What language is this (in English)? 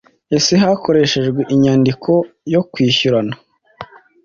Kinyarwanda